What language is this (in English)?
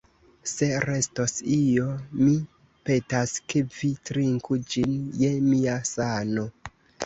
Esperanto